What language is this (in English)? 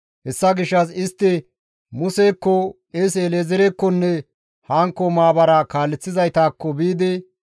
Gamo